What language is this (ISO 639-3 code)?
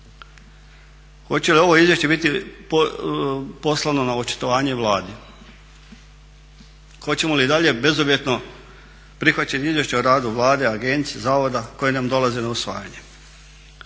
hrv